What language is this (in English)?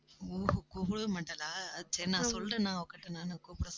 Tamil